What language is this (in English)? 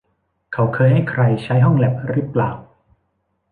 Thai